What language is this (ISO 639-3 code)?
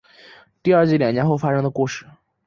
zho